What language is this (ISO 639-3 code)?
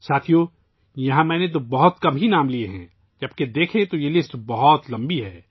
urd